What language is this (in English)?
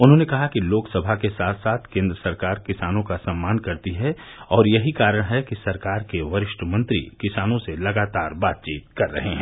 Hindi